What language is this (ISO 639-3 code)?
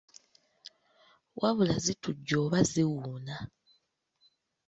lug